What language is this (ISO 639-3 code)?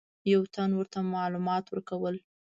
pus